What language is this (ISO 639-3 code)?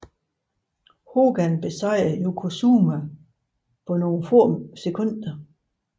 dan